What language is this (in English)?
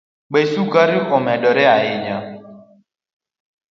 Luo (Kenya and Tanzania)